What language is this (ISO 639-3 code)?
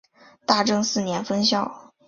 zho